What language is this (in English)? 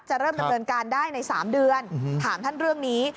Thai